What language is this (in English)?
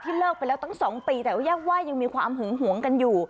Thai